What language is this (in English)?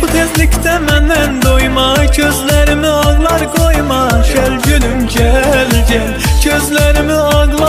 Turkish